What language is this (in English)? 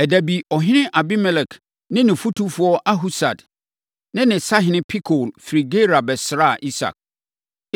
Akan